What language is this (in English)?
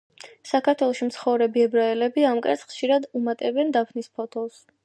Georgian